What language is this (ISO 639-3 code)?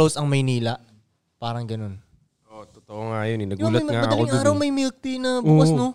fil